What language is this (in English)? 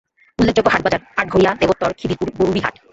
Bangla